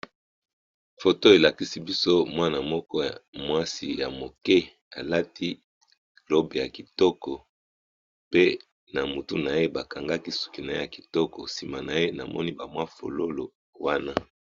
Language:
Lingala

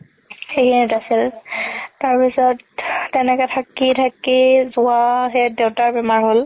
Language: Assamese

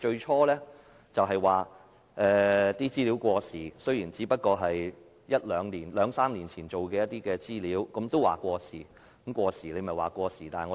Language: Cantonese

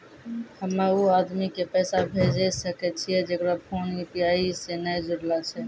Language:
Maithili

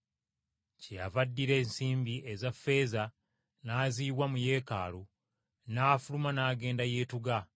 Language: Ganda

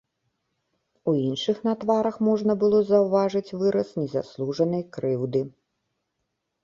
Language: Belarusian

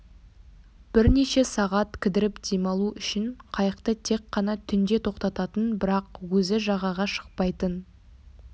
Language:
Kazakh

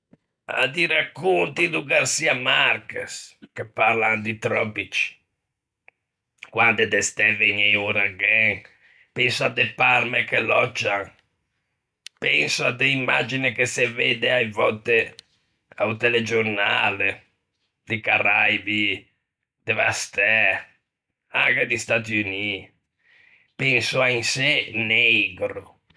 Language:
Ligurian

